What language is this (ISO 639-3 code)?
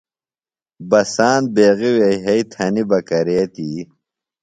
phl